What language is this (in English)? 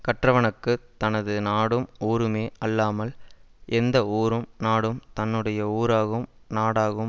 Tamil